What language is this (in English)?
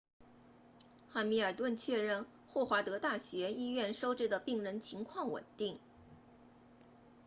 Chinese